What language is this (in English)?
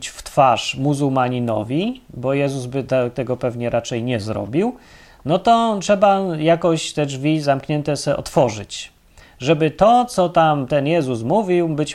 Polish